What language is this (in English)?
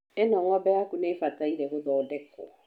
Kikuyu